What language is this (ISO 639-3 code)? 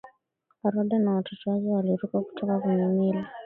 swa